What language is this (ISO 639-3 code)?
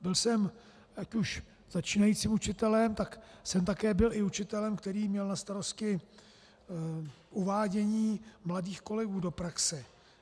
ces